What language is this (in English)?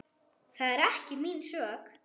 Icelandic